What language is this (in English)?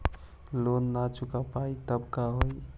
Magahi